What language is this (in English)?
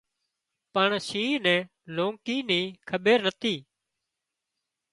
Wadiyara Koli